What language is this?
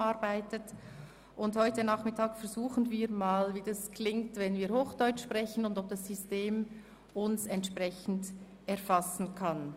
Swiss German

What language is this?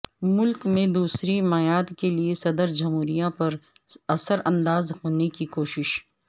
Urdu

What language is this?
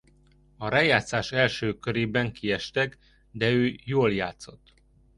Hungarian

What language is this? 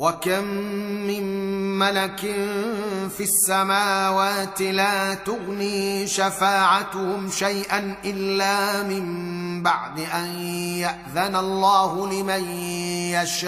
Arabic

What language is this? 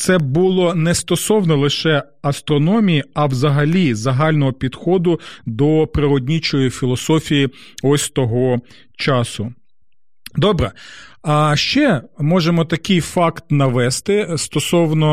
Ukrainian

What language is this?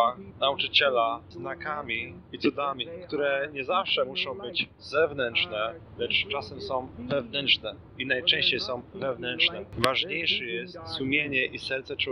Polish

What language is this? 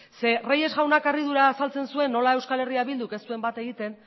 Basque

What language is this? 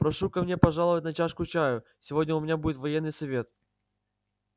Russian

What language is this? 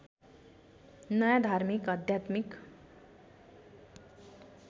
Nepali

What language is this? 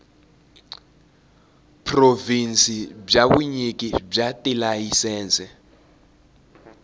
Tsonga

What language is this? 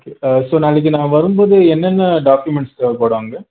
Tamil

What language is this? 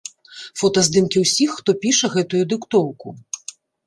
Belarusian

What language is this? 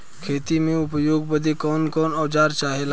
Bhojpuri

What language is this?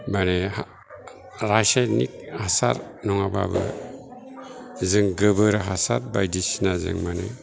Bodo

